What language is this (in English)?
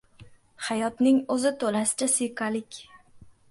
Uzbek